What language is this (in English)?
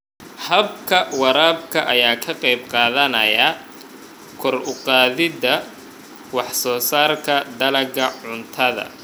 Somali